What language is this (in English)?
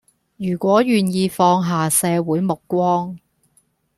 Cantonese